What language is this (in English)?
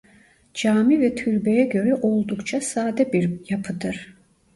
Turkish